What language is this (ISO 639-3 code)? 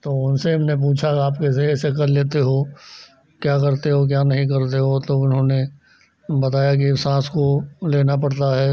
hin